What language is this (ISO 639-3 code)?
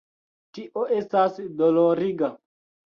epo